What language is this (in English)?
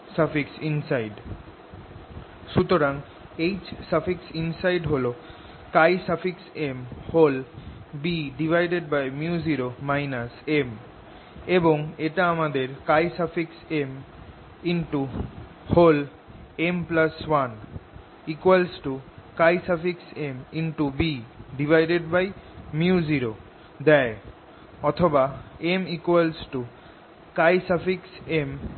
Bangla